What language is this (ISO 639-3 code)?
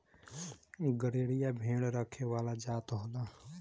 bho